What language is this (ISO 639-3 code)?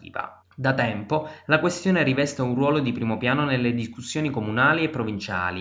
ita